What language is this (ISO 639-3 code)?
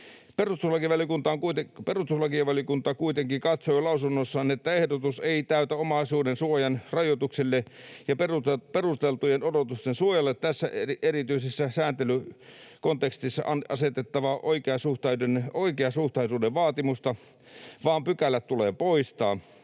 fin